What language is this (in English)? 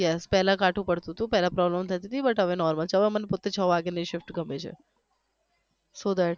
Gujarati